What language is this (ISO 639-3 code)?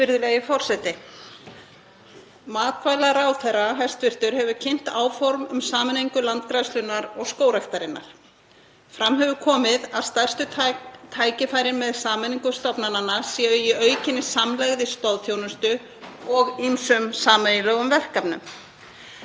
isl